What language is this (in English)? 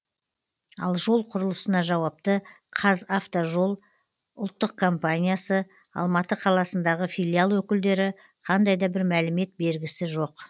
Kazakh